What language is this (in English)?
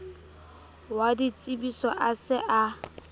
Southern Sotho